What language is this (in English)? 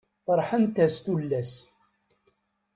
Kabyle